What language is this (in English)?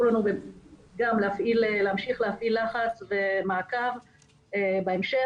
Hebrew